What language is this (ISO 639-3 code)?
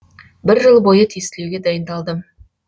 kaz